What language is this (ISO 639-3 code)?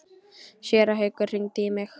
isl